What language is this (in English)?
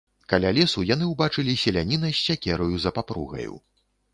Belarusian